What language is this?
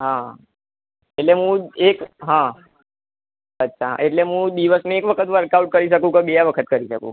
Gujarati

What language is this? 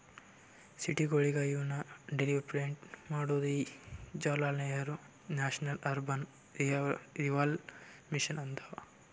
Kannada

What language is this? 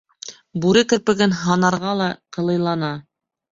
Bashkir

